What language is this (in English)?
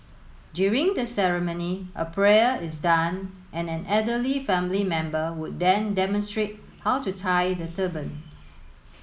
English